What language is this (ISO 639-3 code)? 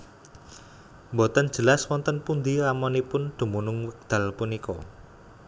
jav